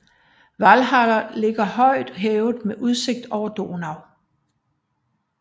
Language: Danish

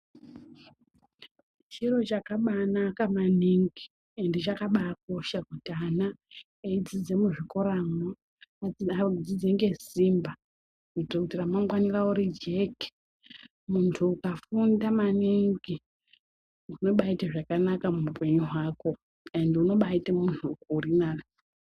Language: Ndau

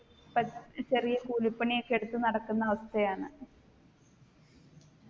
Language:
Malayalam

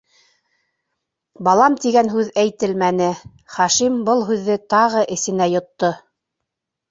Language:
Bashkir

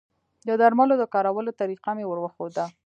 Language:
Pashto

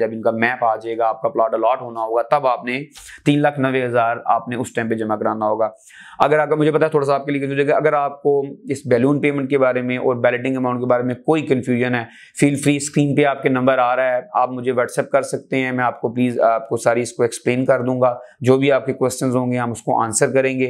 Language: Hindi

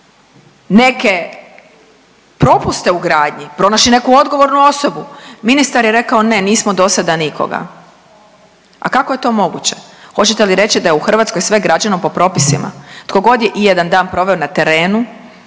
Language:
Croatian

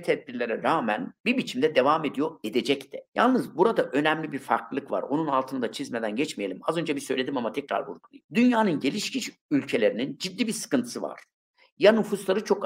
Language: Turkish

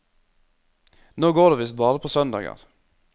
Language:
Norwegian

